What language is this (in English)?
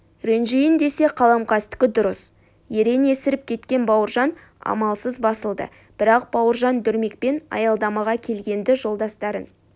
Kazakh